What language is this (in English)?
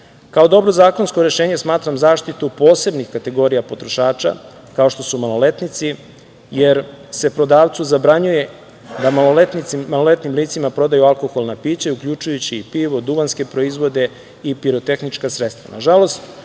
Serbian